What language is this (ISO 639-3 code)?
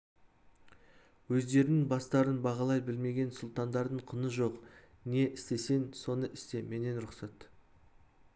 kaz